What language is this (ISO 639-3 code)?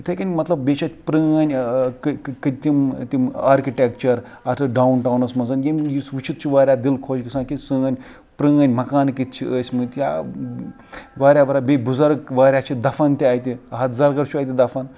kas